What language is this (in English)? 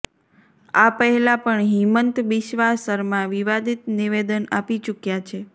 Gujarati